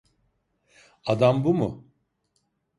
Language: Turkish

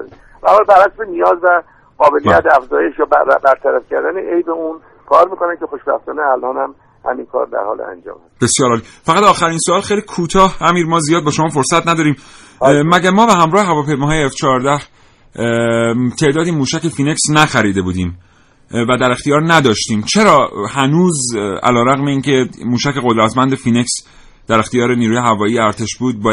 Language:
Persian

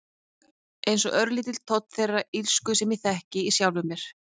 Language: Icelandic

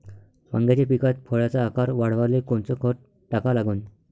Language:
Marathi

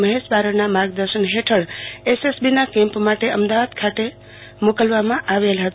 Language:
Gujarati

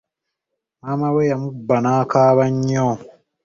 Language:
Ganda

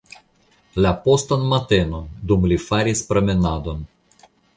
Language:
Esperanto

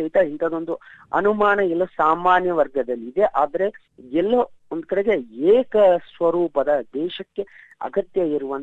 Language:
Kannada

